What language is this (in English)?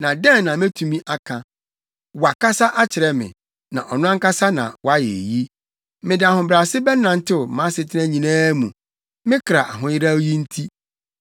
Akan